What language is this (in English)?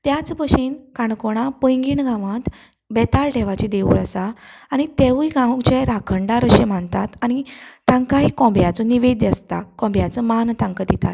Konkani